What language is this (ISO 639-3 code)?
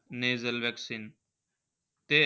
mar